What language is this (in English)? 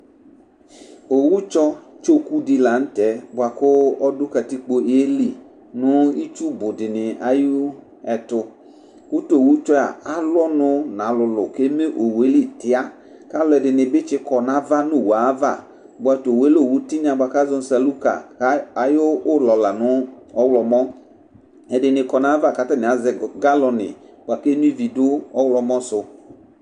Ikposo